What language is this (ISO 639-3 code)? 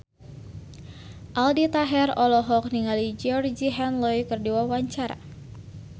sun